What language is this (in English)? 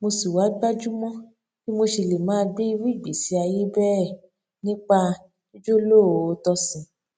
Yoruba